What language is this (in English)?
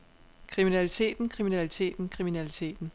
Danish